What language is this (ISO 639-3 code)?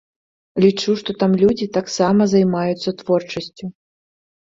bel